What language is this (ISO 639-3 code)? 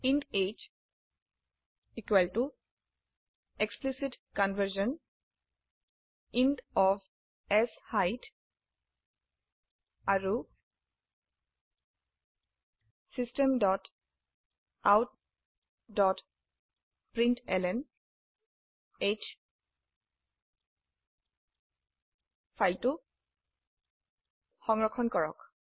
asm